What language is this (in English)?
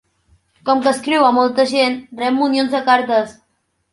Catalan